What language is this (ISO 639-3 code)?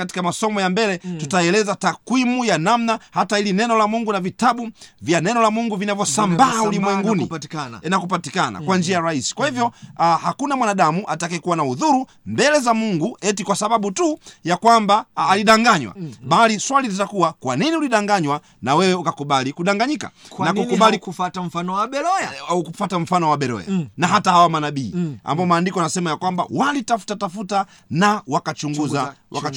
swa